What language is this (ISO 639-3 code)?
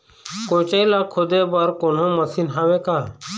hne